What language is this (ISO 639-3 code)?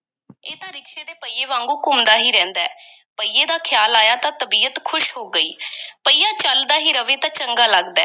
pan